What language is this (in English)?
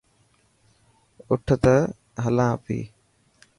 Dhatki